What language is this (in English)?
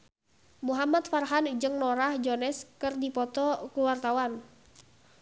Sundanese